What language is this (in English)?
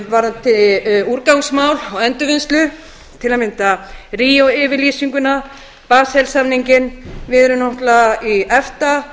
Icelandic